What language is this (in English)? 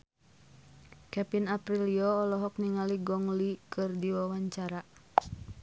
Sundanese